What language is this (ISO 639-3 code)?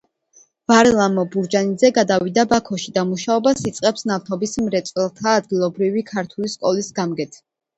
kat